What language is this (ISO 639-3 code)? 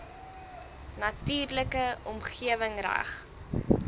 afr